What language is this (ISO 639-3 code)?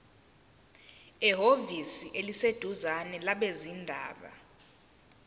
zul